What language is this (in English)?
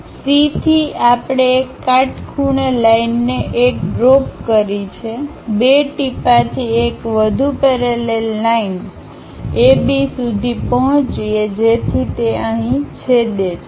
Gujarati